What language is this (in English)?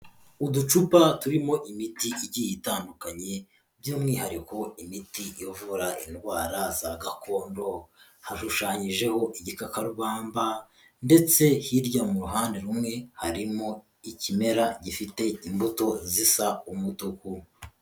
Kinyarwanda